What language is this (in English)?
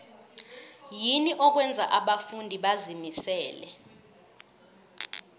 South Ndebele